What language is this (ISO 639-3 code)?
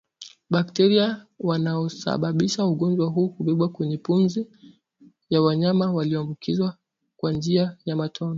swa